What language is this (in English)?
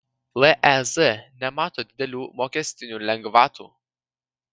Lithuanian